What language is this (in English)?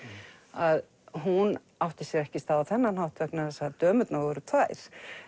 Icelandic